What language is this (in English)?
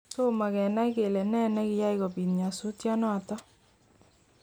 Kalenjin